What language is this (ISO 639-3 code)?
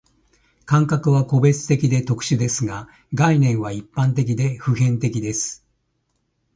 jpn